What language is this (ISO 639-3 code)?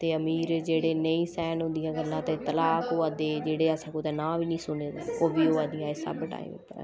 doi